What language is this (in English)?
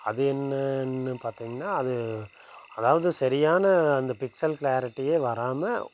Tamil